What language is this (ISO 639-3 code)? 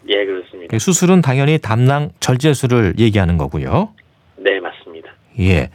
kor